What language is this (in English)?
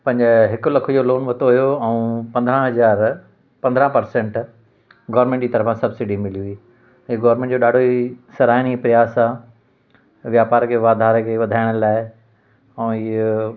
Sindhi